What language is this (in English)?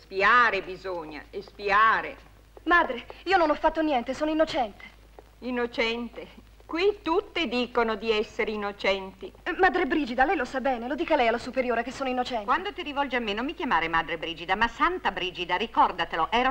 Italian